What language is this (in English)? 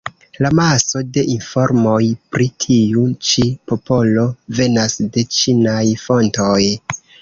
Esperanto